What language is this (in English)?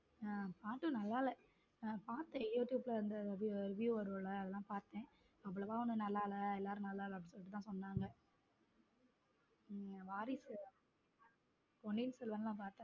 Tamil